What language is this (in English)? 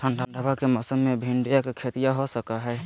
Magahi